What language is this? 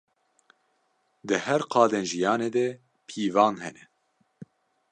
Kurdish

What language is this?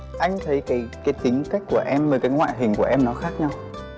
Vietnamese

